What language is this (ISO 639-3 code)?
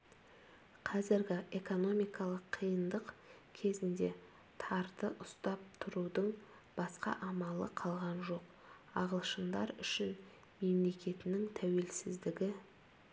kaz